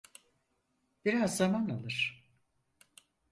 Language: Turkish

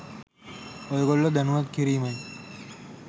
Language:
Sinhala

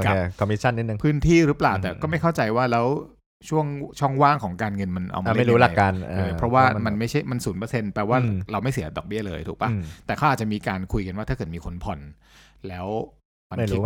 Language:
Thai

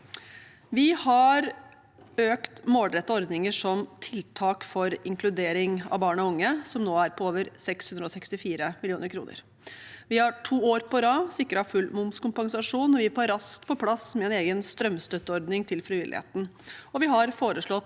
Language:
Norwegian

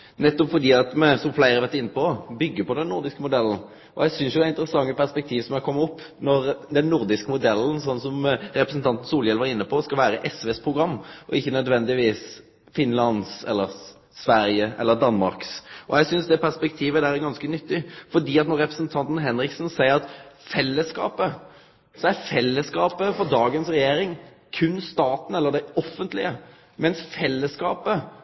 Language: Norwegian Nynorsk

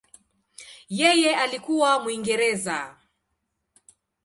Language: Swahili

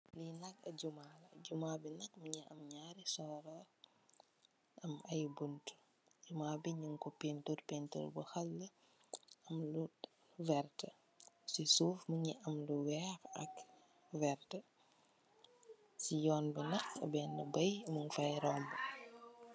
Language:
Wolof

